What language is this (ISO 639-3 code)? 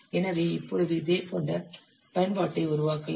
tam